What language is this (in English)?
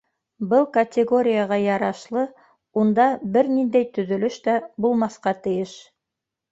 Bashkir